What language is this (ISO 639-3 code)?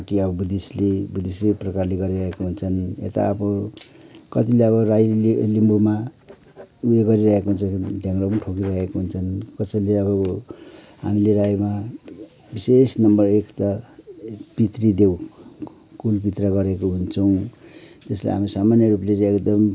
nep